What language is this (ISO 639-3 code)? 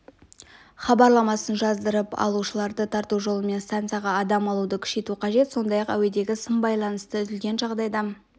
kaz